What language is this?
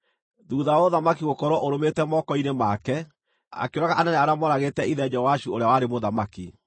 Kikuyu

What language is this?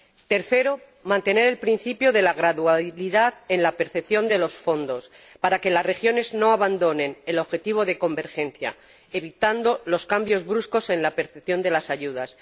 Spanish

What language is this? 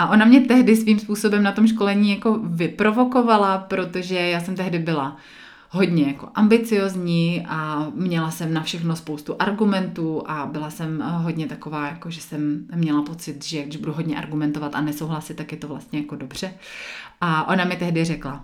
Czech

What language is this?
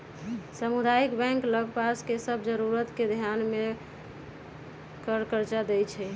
Magahi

